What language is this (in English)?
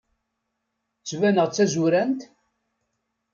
Kabyle